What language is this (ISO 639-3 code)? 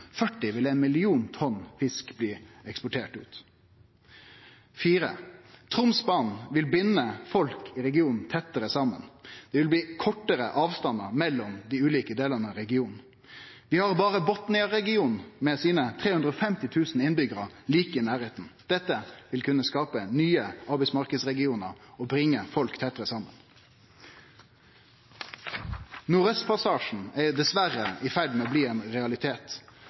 nno